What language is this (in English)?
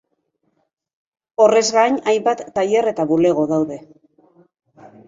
Basque